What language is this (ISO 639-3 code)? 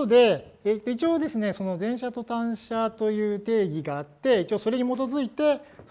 jpn